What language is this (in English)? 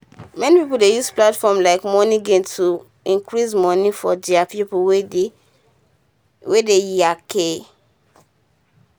Nigerian Pidgin